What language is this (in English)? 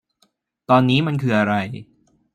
Thai